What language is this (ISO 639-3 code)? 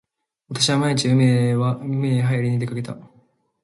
jpn